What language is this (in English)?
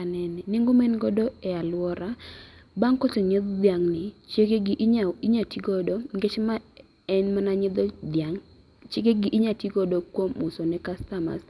Luo (Kenya and Tanzania)